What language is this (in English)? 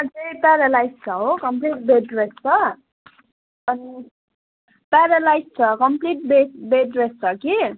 Nepali